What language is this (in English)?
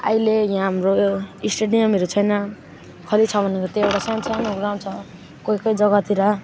Nepali